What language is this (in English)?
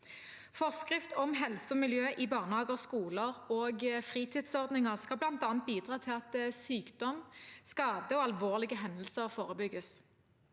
Norwegian